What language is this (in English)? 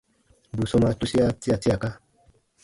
Baatonum